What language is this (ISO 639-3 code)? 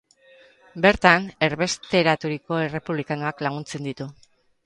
eus